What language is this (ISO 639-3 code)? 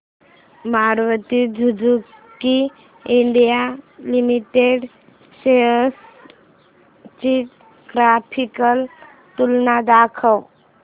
mar